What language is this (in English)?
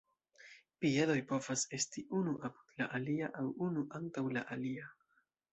Esperanto